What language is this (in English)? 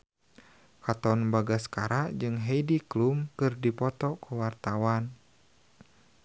Sundanese